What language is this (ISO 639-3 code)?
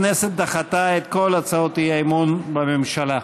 heb